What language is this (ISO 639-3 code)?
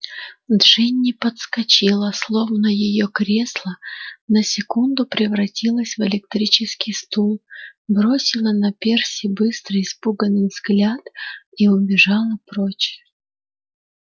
rus